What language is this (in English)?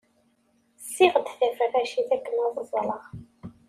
Kabyle